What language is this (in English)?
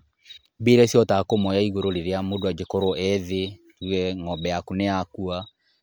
Kikuyu